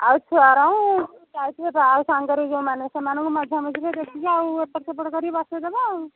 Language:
Odia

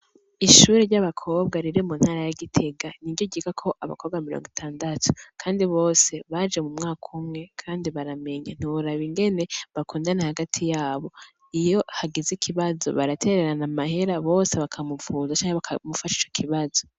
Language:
Rundi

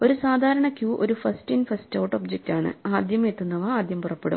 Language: Malayalam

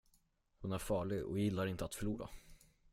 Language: Swedish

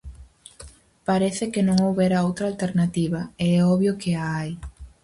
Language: Galician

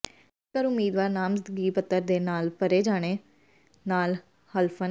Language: Punjabi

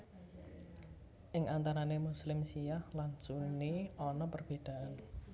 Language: Javanese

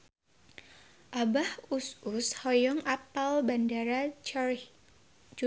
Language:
Sundanese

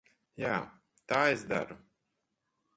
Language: Latvian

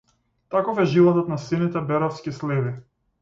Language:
Macedonian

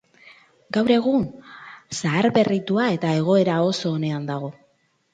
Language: Basque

